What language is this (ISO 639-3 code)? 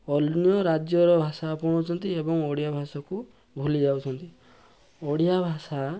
ori